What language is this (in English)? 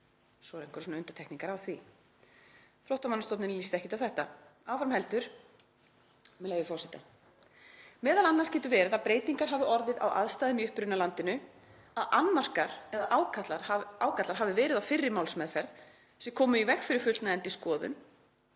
Icelandic